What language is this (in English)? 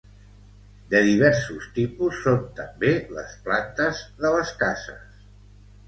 Catalan